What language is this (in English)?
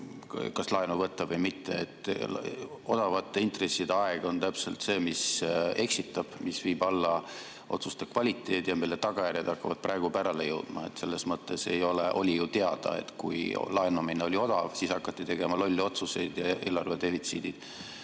Estonian